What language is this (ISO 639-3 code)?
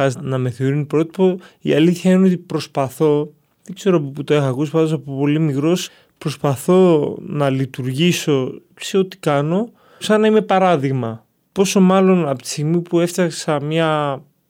ell